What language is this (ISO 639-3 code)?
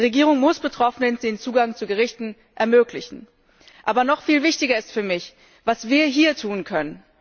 deu